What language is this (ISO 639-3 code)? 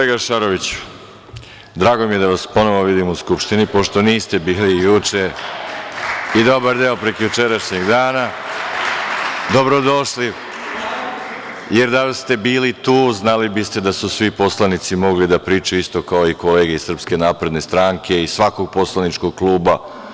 srp